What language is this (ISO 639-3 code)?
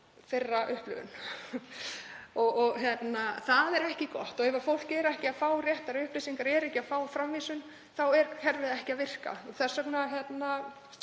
isl